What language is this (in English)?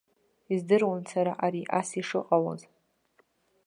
Abkhazian